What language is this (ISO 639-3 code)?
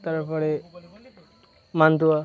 ben